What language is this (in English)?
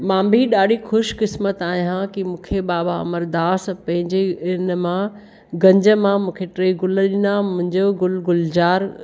Sindhi